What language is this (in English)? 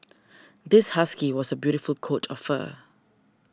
English